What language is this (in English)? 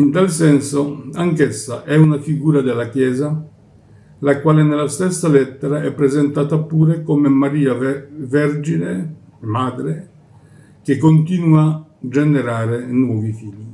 Italian